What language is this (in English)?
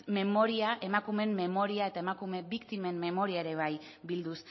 Basque